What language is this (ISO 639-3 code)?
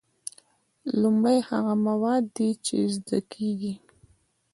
pus